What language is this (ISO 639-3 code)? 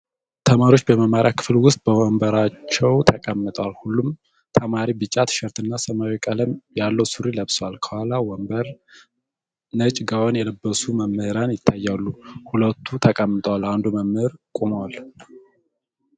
amh